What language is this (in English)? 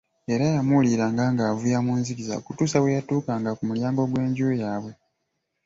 Ganda